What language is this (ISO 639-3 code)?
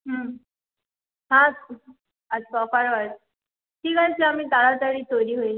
ben